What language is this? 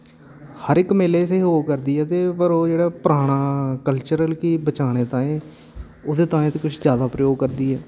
Dogri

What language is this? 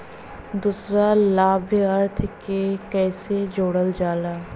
Bhojpuri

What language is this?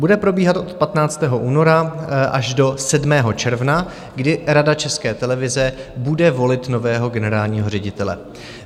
Czech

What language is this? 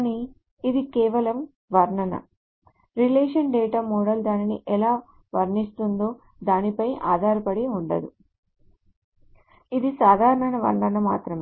Telugu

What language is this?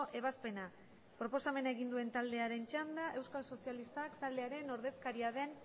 Basque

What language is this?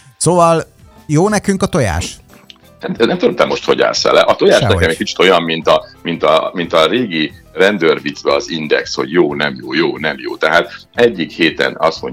Hungarian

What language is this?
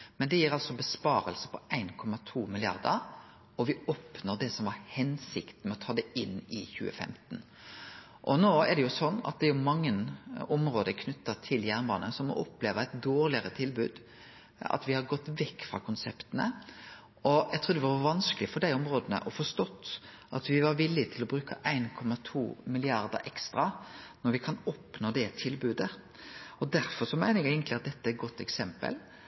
Norwegian Nynorsk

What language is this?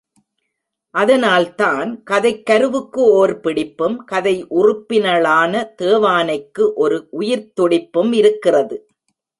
Tamil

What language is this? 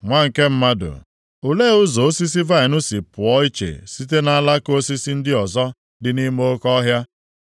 Igbo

